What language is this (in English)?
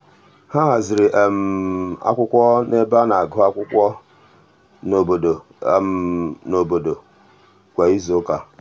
Igbo